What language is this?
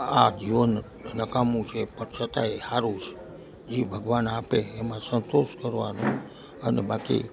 Gujarati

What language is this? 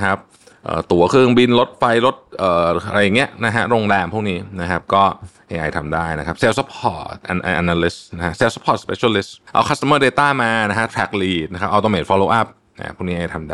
Thai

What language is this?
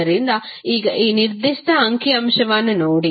Kannada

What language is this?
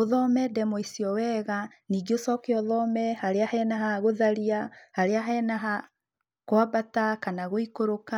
Kikuyu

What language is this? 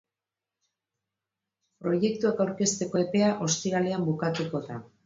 Basque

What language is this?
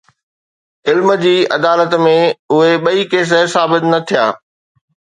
Sindhi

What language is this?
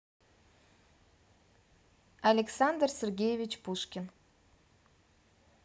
Russian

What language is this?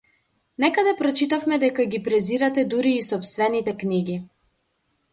Macedonian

